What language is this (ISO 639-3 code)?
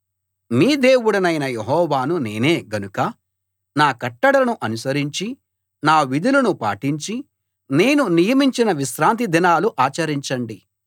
tel